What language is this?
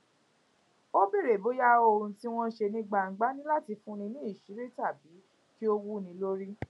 Yoruba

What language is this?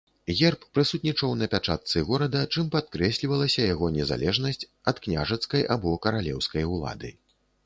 Belarusian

